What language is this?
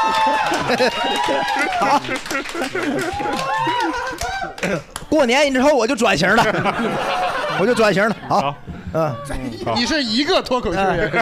Chinese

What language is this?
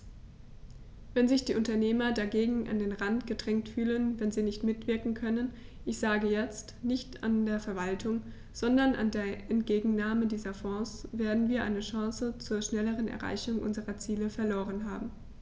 German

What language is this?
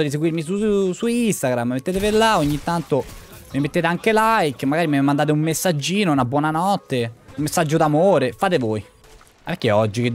Italian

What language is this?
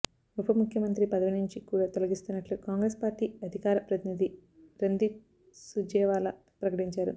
Telugu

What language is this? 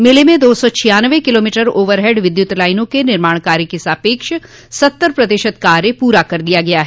Hindi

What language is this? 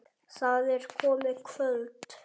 Icelandic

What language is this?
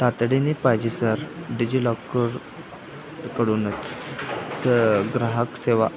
Marathi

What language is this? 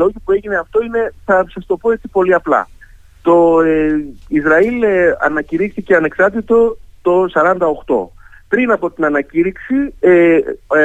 Greek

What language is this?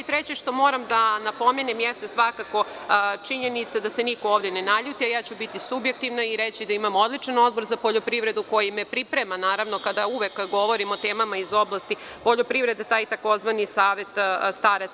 Serbian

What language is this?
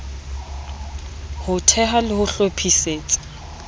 Southern Sotho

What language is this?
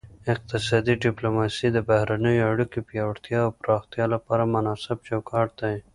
Pashto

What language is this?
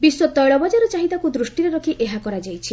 Odia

